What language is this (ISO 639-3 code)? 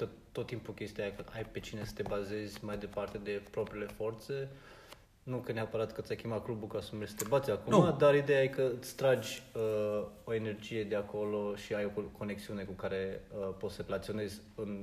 ron